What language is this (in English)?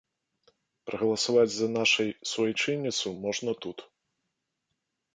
Belarusian